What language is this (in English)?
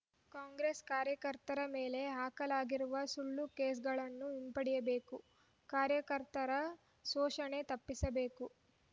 Kannada